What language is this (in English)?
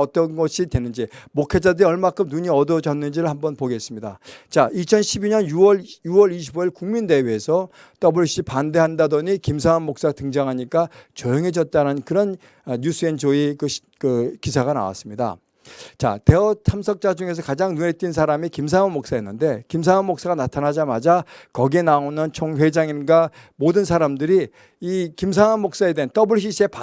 Korean